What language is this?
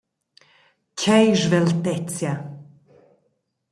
Romansh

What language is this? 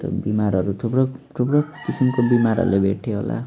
Nepali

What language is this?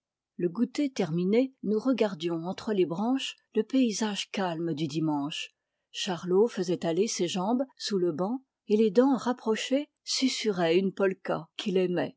French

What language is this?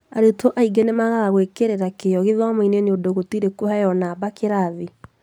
Kikuyu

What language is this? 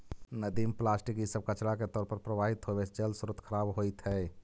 Magahi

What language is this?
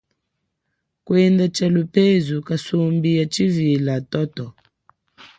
Chokwe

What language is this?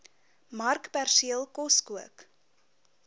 Afrikaans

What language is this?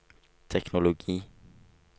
Norwegian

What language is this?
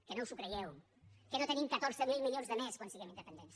Catalan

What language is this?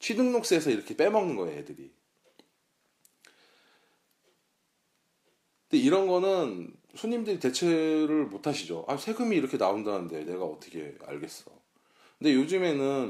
Korean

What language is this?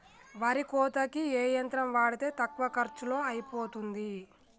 Telugu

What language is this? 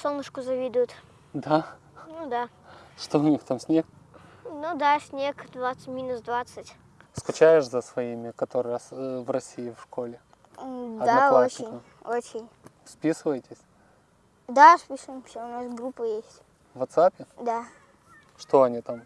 Russian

